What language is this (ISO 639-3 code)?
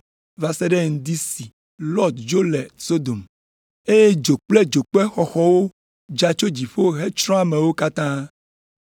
ewe